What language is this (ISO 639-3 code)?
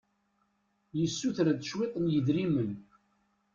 kab